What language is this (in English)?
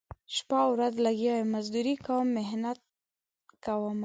Pashto